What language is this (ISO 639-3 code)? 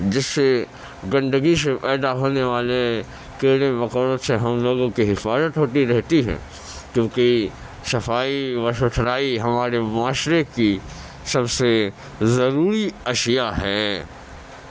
urd